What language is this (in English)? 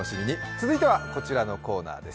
Japanese